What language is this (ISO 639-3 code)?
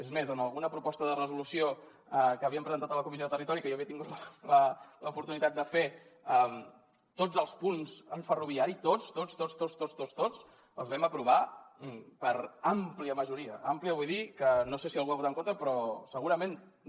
cat